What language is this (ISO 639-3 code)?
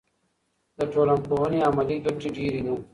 pus